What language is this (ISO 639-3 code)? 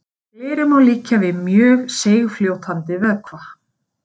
isl